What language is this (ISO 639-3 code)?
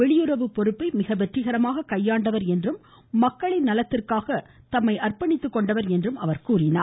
tam